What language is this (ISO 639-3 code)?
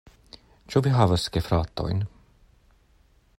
epo